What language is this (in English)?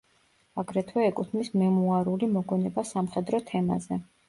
Georgian